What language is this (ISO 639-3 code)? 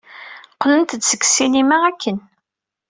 kab